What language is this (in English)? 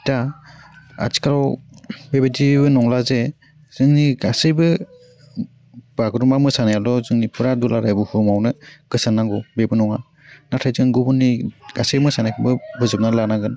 Bodo